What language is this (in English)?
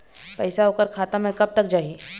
Chhattisgarhi